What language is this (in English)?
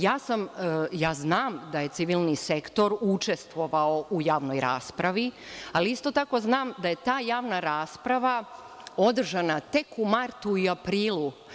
Serbian